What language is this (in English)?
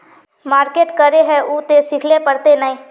Magahi